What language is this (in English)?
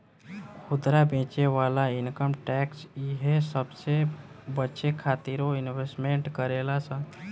Bhojpuri